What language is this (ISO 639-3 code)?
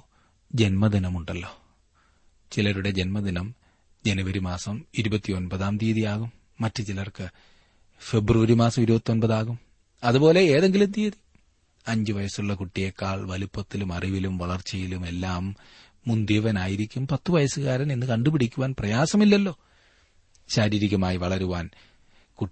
mal